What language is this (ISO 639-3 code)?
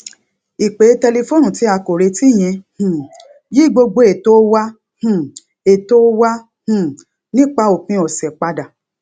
yor